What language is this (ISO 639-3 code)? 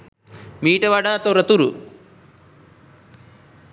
sin